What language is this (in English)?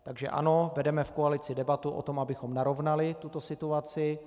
Czech